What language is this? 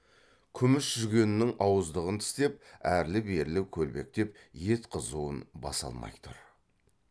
Kazakh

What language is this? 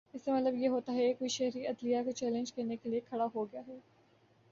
Urdu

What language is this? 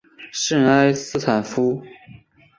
Chinese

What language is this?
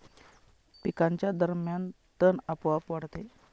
Marathi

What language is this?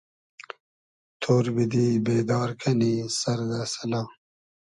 Hazaragi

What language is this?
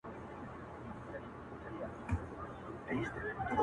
Pashto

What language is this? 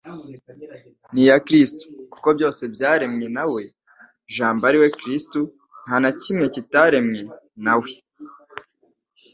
Kinyarwanda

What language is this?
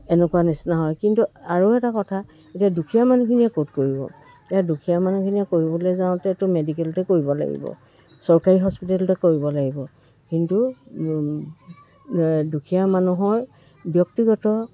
Assamese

